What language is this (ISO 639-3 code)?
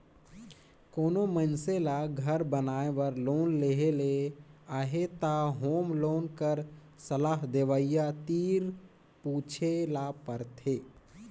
hne